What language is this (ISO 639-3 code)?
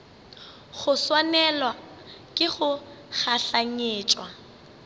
nso